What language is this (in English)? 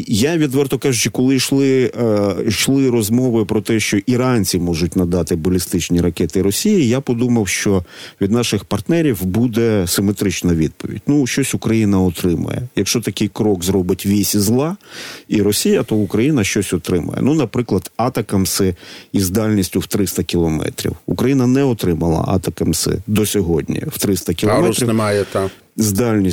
Ukrainian